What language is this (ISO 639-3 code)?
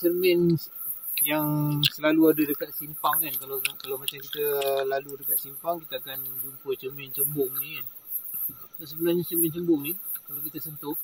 msa